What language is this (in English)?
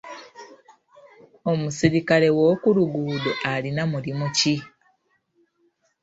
Ganda